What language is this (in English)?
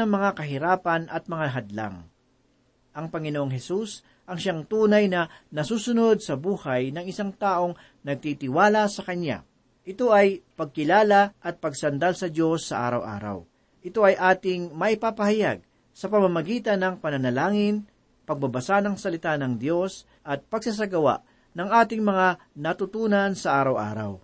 Filipino